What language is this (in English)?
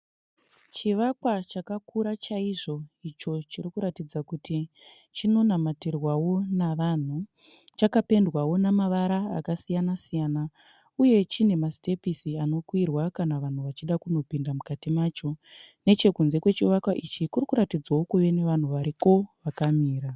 Shona